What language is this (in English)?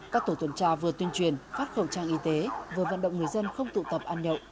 Vietnamese